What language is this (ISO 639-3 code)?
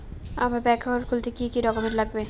ben